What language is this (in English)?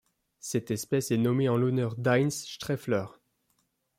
French